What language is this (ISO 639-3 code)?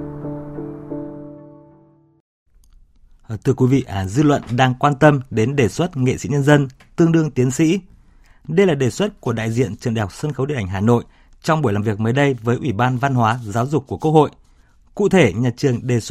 vie